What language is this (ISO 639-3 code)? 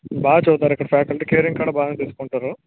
tel